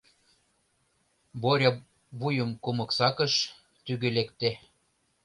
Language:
Mari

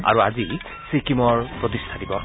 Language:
Assamese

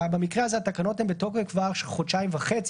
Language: Hebrew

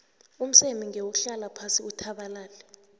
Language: South Ndebele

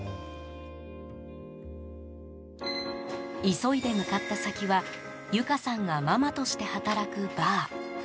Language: Japanese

